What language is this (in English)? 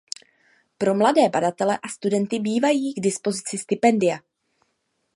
Czech